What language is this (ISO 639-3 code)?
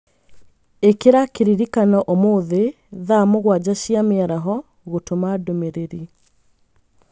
kik